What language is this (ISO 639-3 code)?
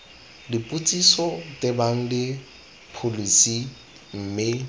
tsn